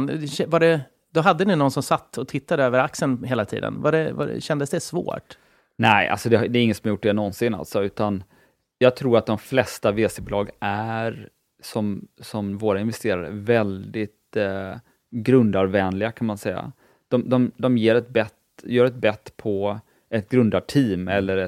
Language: Swedish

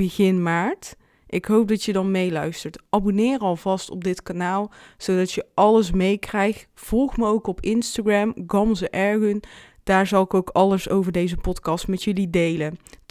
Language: Dutch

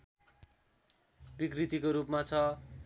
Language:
Nepali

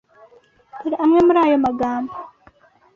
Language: Kinyarwanda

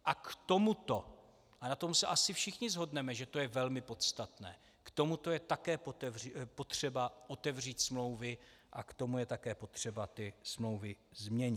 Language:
Czech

